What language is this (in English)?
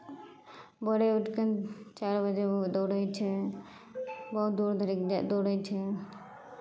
Maithili